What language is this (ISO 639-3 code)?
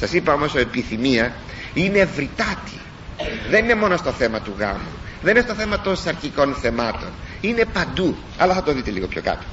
ell